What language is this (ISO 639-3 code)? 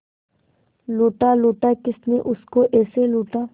hin